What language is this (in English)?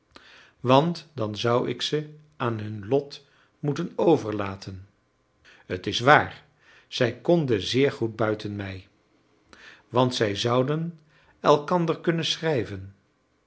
Dutch